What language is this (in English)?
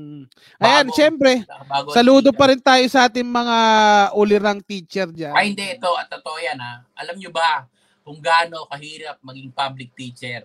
Filipino